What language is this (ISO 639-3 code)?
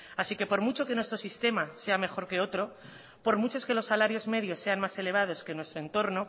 spa